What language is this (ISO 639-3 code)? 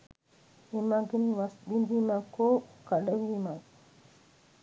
sin